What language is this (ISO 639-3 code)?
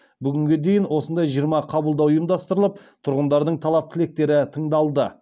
kaz